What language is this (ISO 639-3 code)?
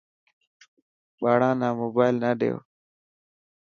mki